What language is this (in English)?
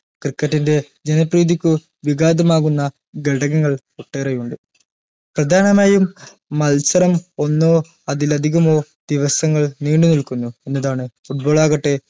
Malayalam